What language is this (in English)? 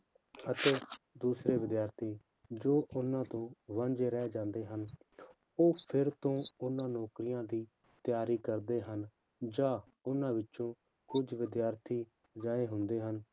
Punjabi